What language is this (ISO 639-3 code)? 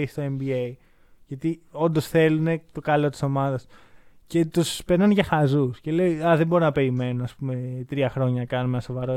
ell